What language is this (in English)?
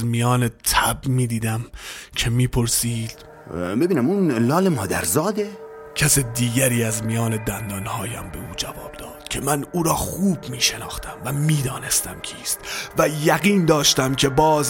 Persian